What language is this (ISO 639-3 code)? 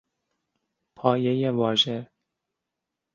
fas